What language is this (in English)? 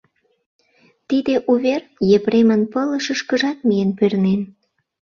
Mari